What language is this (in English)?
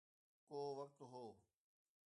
Sindhi